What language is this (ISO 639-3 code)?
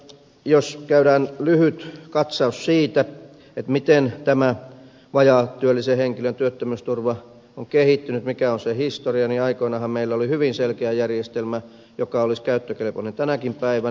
fin